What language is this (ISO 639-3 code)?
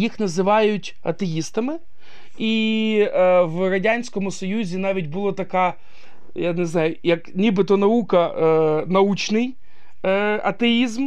ukr